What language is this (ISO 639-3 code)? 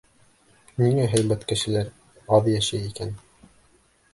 bak